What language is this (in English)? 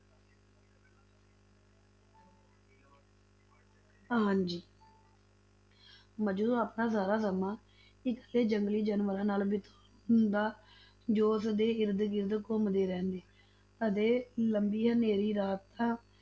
Punjabi